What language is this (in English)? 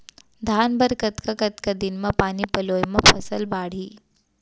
Chhattisgarhi